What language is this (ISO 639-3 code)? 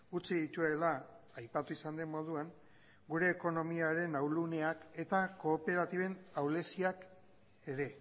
eus